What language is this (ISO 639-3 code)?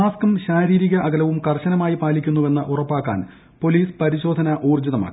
mal